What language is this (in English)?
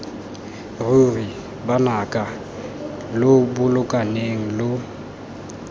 Tswana